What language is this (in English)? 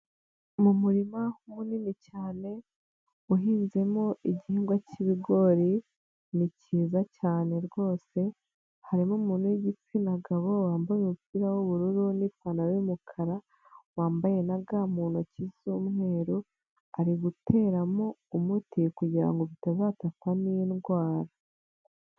Kinyarwanda